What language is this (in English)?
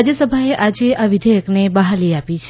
Gujarati